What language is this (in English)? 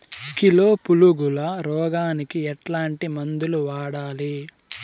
Telugu